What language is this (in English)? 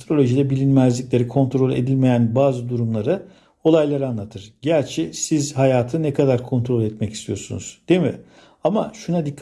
Turkish